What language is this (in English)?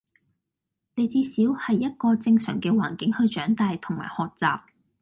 Cantonese